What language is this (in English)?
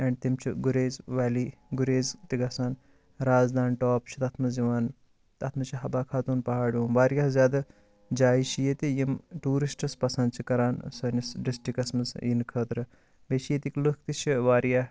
Kashmiri